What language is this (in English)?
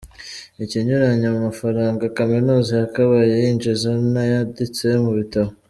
Kinyarwanda